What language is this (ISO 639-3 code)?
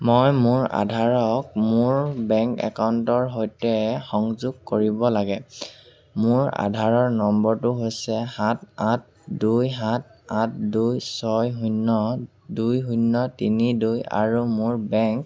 asm